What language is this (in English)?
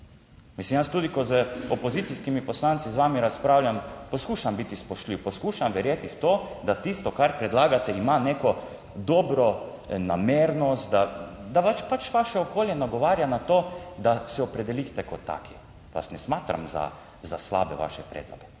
Slovenian